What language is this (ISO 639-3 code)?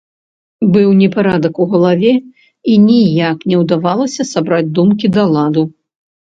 bel